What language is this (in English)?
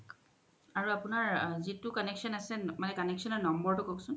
Assamese